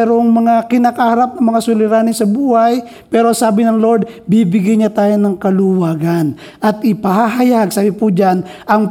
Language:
Filipino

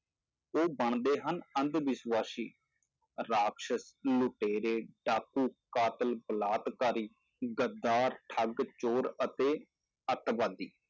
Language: Punjabi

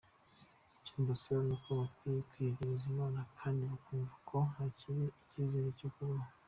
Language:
Kinyarwanda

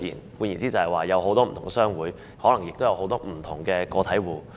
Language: Cantonese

